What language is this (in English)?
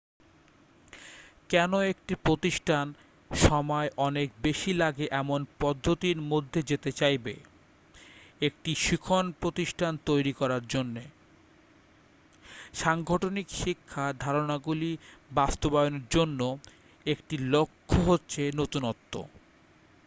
Bangla